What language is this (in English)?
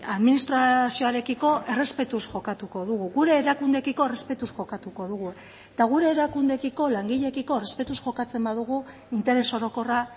Basque